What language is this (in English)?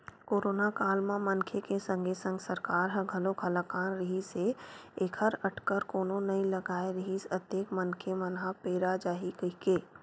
Chhattisgarhi